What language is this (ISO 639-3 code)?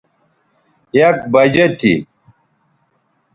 btv